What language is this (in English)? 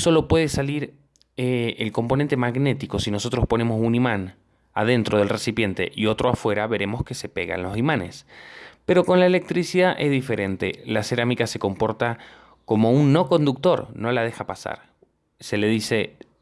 Spanish